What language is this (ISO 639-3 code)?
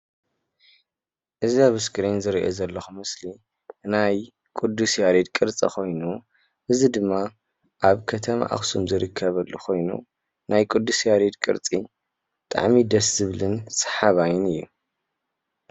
tir